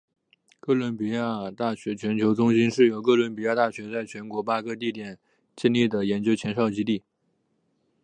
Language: Chinese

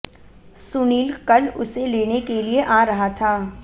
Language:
Hindi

